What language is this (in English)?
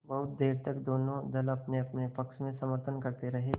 Hindi